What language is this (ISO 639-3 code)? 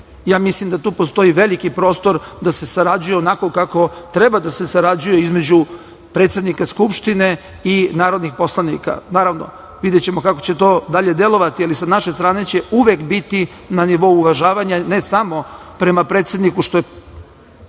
srp